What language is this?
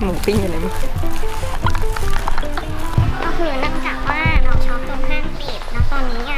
Thai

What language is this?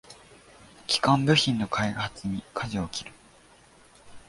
Japanese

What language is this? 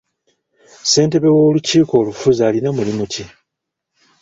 Ganda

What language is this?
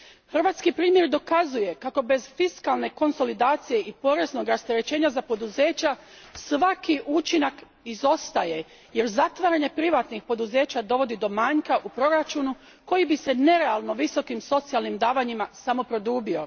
Croatian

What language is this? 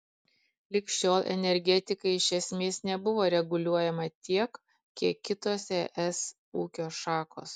Lithuanian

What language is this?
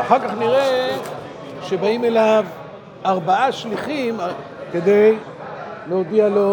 Hebrew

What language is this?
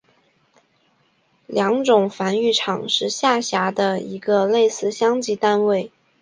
Chinese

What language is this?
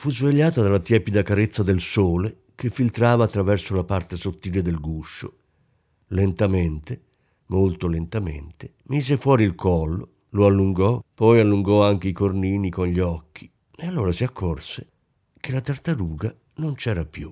Italian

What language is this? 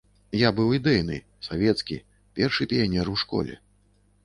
Belarusian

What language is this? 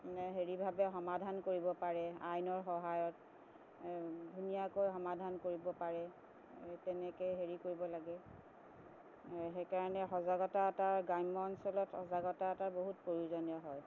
Assamese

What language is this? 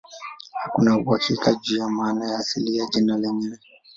Swahili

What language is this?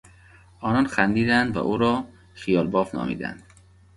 Persian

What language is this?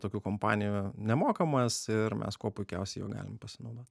Lithuanian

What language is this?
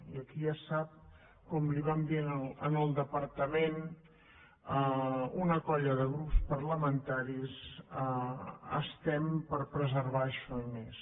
Catalan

